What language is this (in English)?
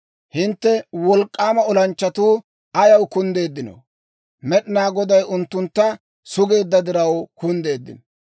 Dawro